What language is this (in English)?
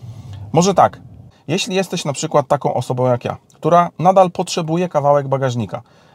Polish